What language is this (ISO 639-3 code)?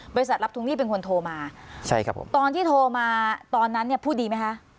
tha